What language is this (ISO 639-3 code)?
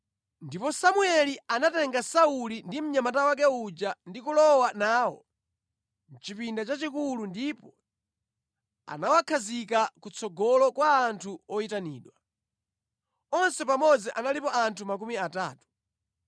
nya